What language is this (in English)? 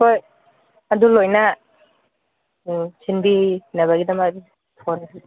Manipuri